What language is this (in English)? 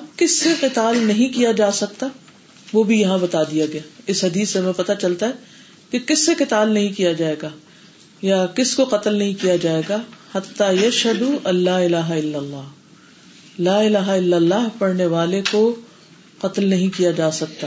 Urdu